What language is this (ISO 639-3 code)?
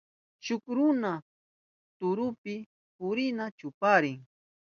qup